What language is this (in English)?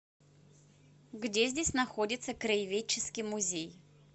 Russian